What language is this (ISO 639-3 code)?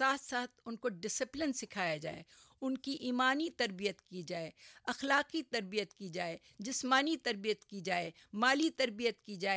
urd